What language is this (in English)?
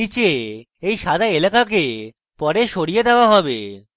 Bangla